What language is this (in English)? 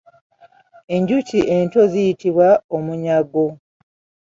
Ganda